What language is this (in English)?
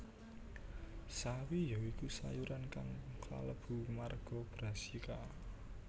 Javanese